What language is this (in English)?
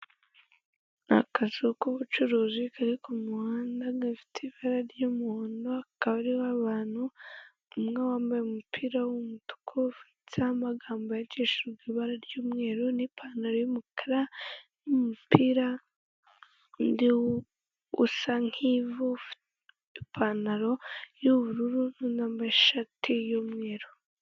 Kinyarwanda